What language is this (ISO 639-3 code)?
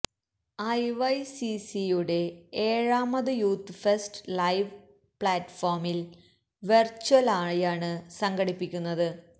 mal